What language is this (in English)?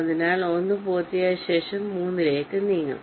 Malayalam